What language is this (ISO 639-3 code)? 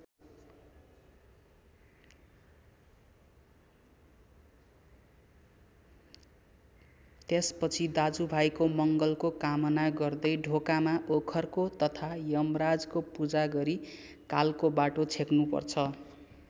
nep